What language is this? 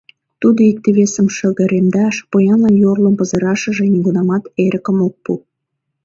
Mari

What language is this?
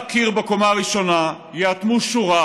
Hebrew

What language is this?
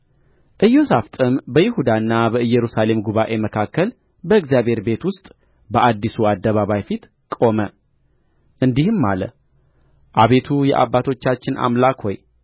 Amharic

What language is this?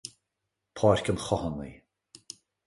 Irish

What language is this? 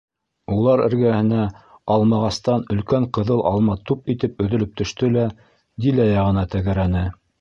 Bashkir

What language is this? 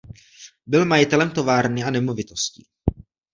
Czech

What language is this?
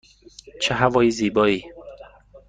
Persian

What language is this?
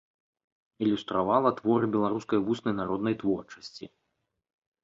Belarusian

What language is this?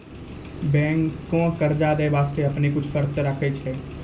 Maithili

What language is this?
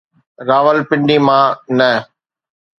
Sindhi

